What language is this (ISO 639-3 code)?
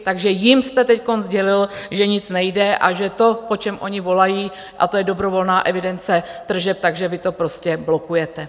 ces